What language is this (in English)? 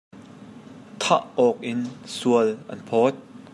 Hakha Chin